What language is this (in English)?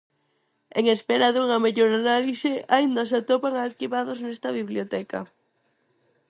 Galician